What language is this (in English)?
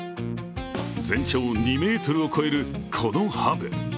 Japanese